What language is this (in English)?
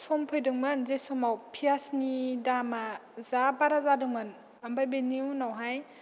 Bodo